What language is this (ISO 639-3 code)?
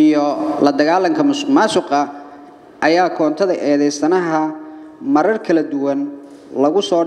ara